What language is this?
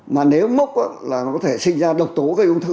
Vietnamese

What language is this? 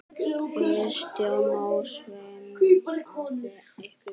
Icelandic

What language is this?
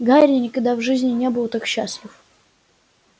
Russian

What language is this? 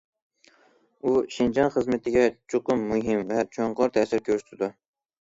Uyghur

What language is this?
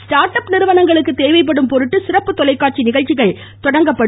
Tamil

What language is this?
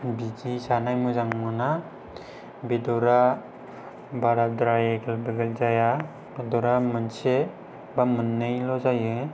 Bodo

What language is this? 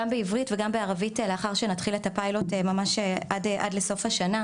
Hebrew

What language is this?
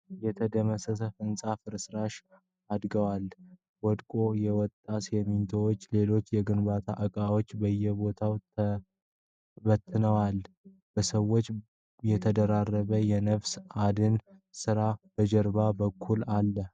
Amharic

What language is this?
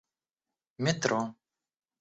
Russian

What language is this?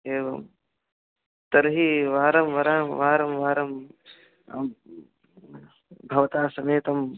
Sanskrit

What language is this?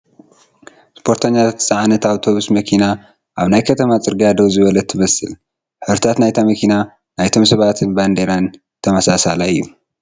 Tigrinya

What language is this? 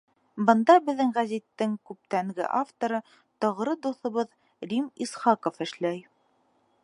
Bashkir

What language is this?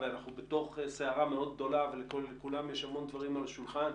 Hebrew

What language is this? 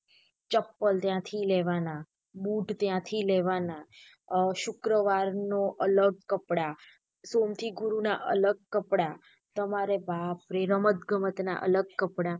Gujarati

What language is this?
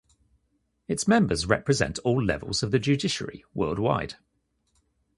English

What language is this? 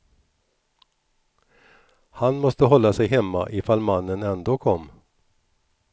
Swedish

